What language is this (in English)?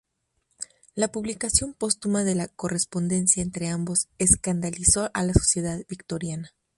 Spanish